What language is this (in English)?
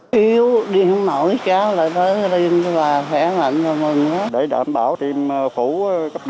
Vietnamese